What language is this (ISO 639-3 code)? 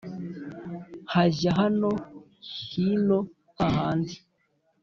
kin